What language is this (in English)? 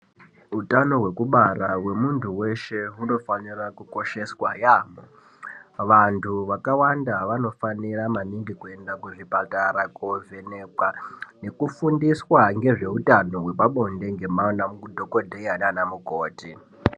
Ndau